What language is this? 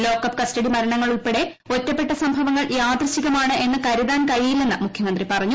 Malayalam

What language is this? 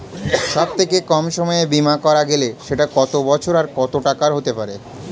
Bangla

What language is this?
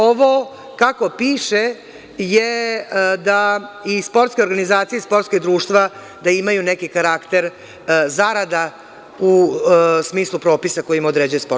Serbian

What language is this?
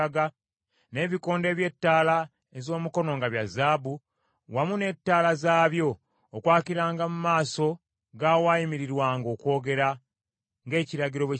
Ganda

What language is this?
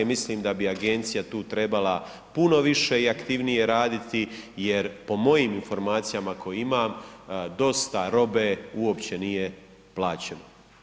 Croatian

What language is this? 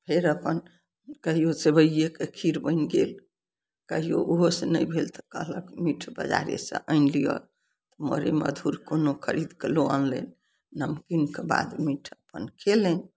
Maithili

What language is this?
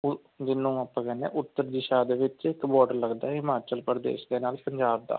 Punjabi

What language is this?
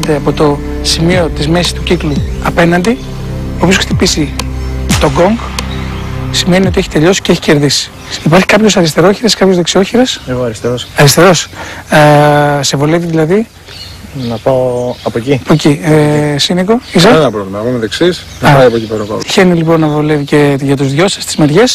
Greek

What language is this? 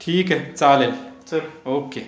Marathi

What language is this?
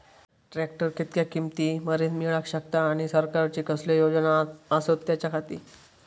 Marathi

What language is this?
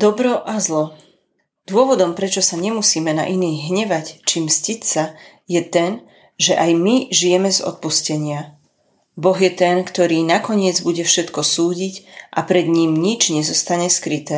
Slovak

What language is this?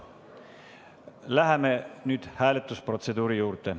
Estonian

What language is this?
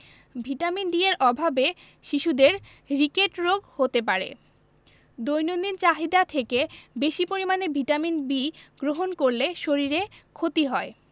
Bangla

